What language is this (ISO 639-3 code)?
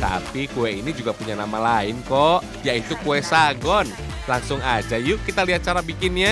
ind